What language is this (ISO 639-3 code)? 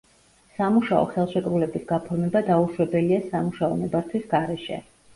kat